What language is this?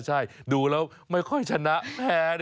Thai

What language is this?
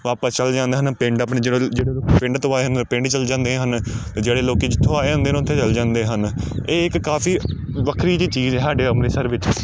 Punjabi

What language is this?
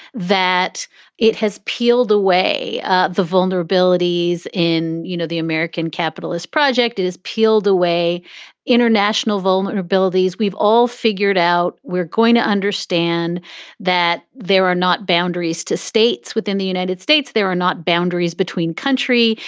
English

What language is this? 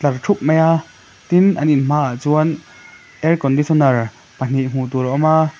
Mizo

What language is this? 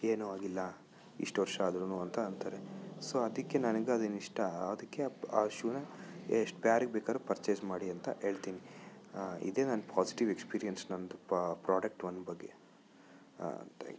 Kannada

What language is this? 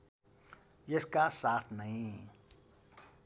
Nepali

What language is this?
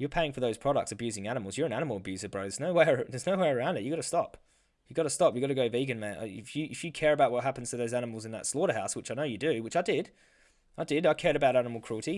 English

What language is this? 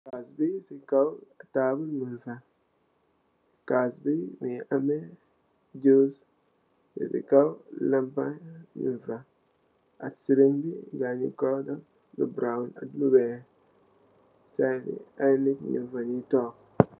Wolof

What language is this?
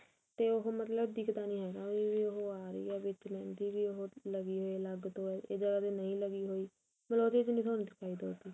Punjabi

